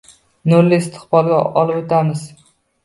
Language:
Uzbek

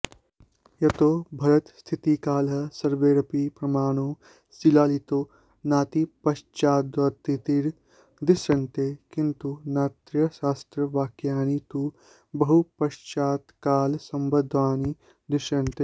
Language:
Sanskrit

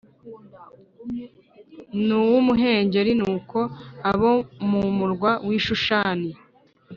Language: Kinyarwanda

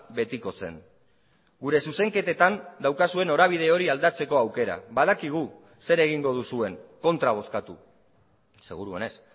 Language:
Basque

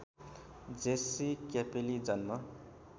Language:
Nepali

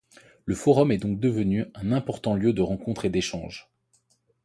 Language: French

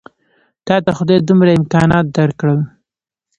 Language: Pashto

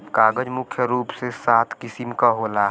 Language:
Bhojpuri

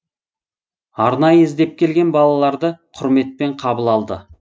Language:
Kazakh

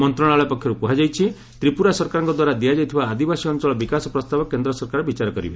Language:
Odia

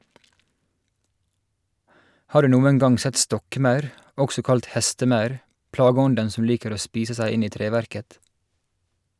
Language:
Norwegian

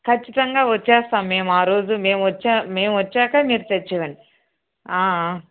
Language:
Telugu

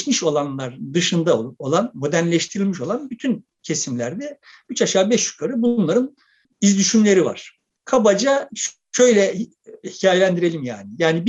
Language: Turkish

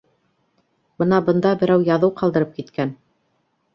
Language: Bashkir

